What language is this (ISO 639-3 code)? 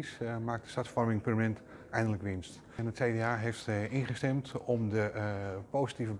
nld